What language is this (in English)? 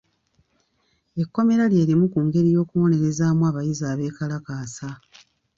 Ganda